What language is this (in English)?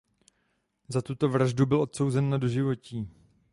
Czech